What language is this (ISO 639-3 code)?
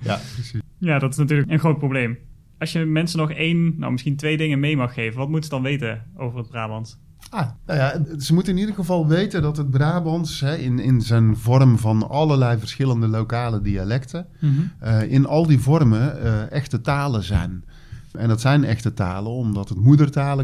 nld